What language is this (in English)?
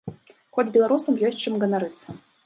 Belarusian